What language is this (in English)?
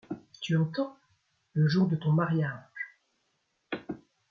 French